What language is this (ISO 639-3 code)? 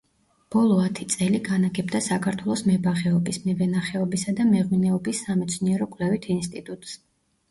kat